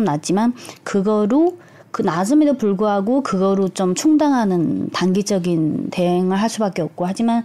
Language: Korean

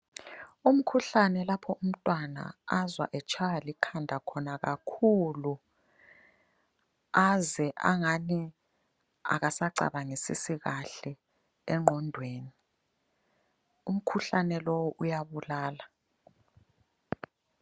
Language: North Ndebele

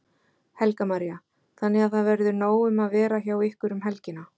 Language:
Icelandic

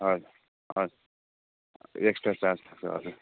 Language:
Nepali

